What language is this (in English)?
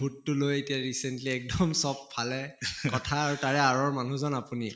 Assamese